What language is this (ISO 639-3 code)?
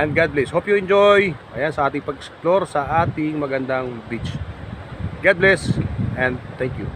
fil